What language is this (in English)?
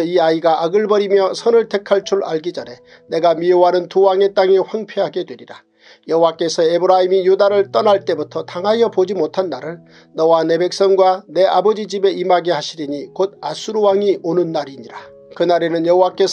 Korean